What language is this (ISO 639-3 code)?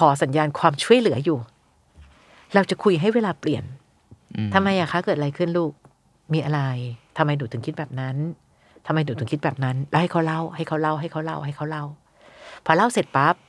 tha